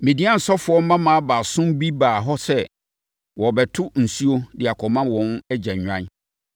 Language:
Akan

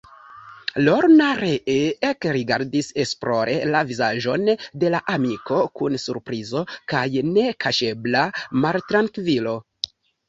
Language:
Esperanto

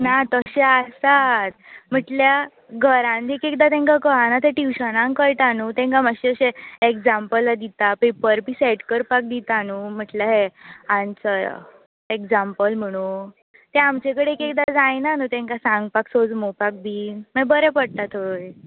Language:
Konkani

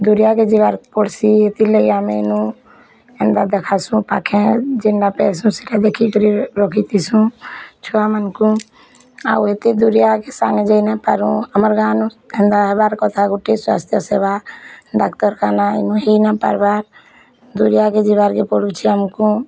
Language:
Odia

